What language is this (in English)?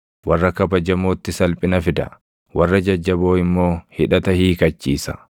Oromo